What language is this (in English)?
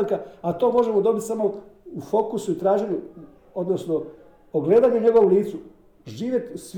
Croatian